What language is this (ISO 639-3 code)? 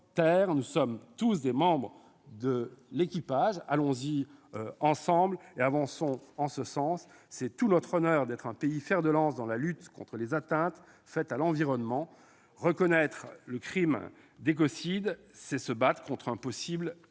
fra